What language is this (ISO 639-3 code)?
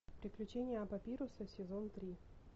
rus